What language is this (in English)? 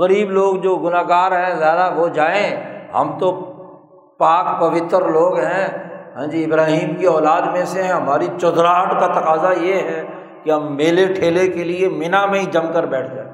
Urdu